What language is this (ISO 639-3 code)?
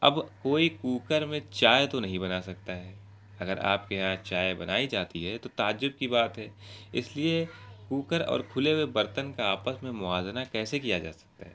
urd